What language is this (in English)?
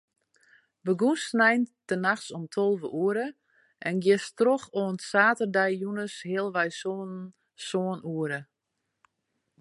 Western Frisian